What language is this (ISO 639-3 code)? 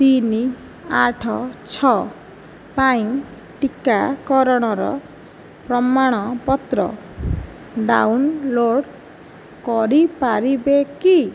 ori